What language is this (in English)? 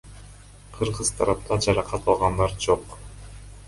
Kyrgyz